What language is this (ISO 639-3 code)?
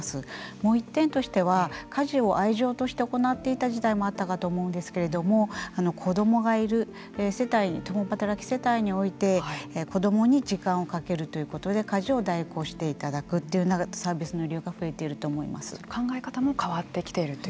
jpn